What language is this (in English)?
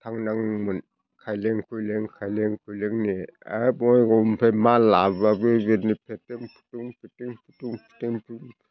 Bodo